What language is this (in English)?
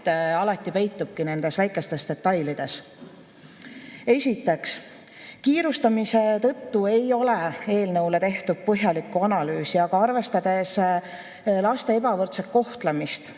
Estonian